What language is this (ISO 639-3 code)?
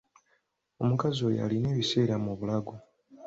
lug